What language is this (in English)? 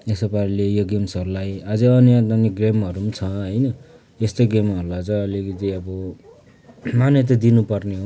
Nepali